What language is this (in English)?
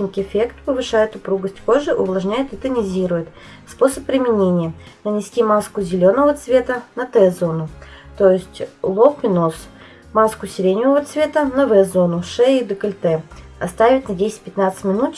Russian